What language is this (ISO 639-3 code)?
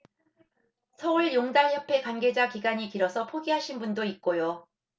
kor